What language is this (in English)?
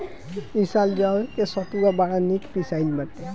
Bhojpuri